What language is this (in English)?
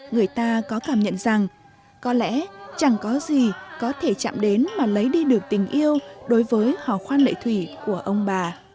Vietnamese